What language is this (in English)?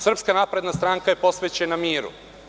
Serbian